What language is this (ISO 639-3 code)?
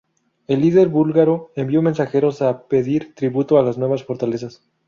spa